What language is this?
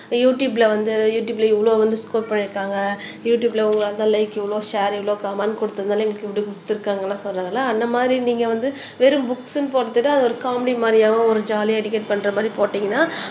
Tamil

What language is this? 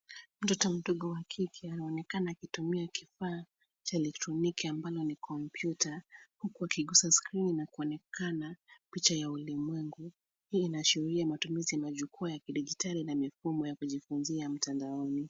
Swahili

